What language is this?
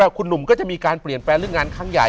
Thai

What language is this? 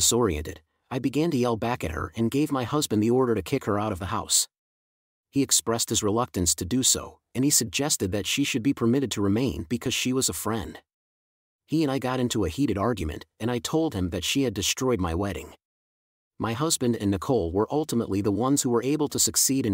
English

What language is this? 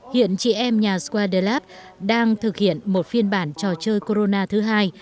Vietnamese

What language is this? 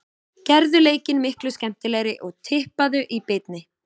Icelandic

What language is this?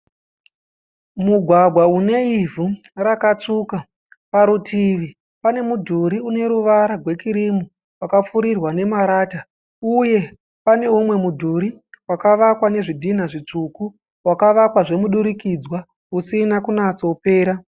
Shona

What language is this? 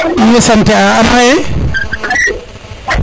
Serer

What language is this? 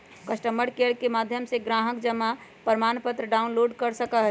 Magahi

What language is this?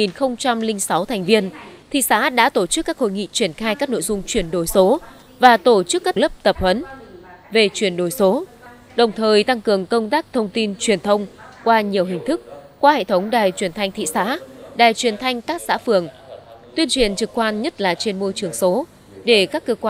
Vietnamese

